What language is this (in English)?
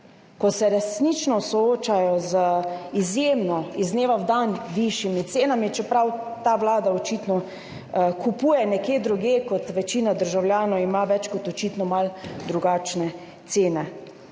Slovenian